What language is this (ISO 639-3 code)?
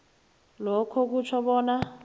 nbl